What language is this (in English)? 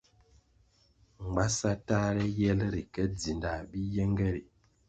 Kwasio